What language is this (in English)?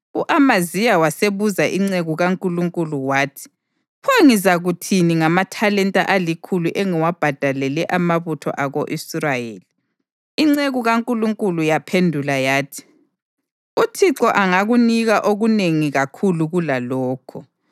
North Ndebele